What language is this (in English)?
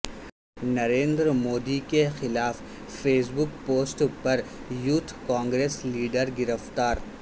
Urdu